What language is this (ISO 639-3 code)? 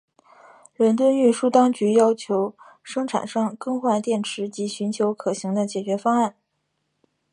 zho